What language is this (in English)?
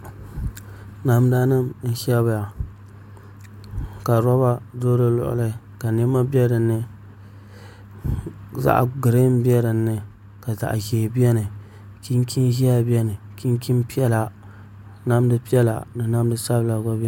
Dagbani